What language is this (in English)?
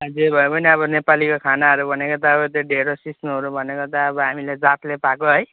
Nepali